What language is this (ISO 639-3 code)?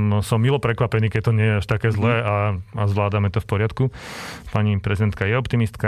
slk